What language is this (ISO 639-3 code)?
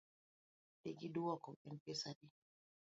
luo